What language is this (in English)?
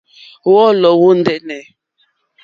Mokpwe